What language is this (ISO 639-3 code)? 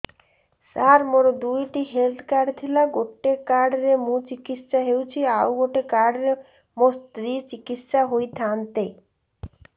ori